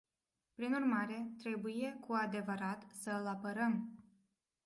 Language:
Romanian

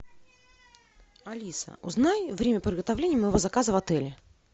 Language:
Russian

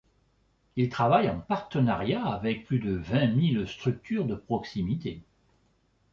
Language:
French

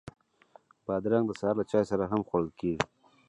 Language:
Pashto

